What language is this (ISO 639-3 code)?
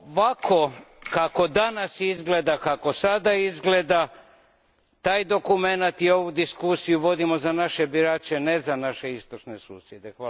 hrv